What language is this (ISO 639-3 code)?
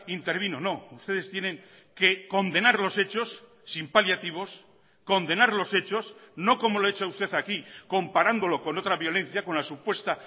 spa